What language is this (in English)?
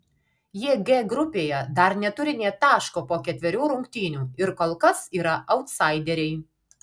Lithuanian